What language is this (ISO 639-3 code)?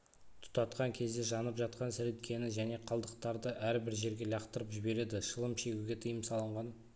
kaz